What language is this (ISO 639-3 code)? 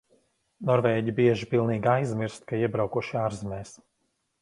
lav